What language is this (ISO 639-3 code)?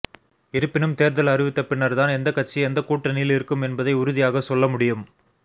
tam